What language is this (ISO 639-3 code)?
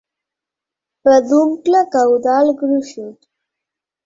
cat